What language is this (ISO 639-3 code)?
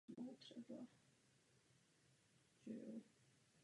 ces